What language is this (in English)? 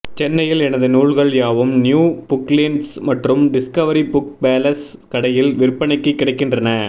Tamil